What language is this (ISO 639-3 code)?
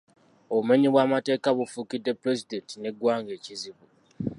lug